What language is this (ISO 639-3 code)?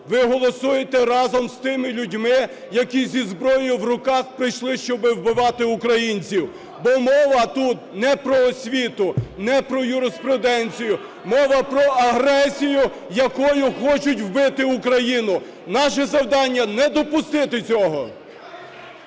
ukr